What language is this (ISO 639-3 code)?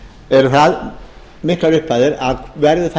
isl